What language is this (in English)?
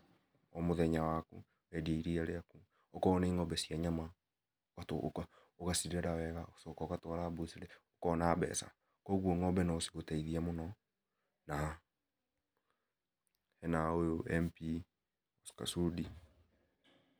Kikuyu